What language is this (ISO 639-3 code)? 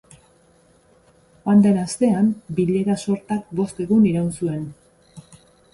eus